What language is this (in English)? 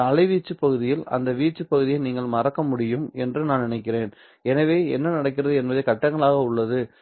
Tamil